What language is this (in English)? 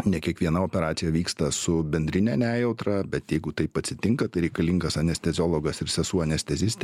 Lithuanian